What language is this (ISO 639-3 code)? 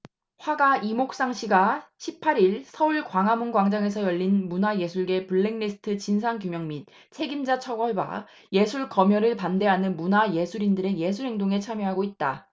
kor